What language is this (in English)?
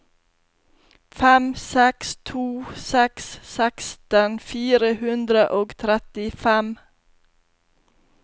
Norwegian